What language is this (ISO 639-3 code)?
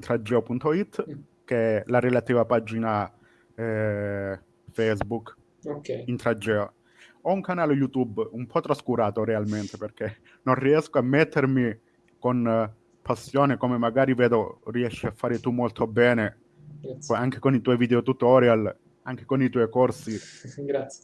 ita